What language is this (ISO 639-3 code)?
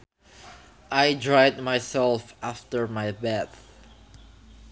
sun